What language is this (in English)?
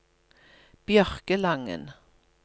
Norwegian